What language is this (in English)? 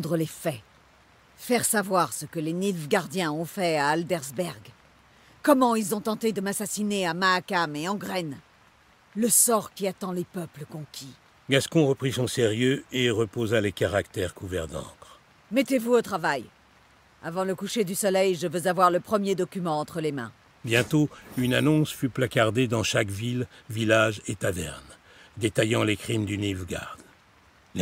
French